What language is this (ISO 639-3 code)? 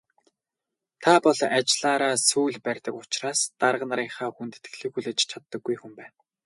mon